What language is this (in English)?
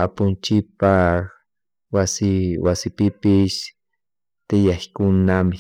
Chimborazo Highland Quichua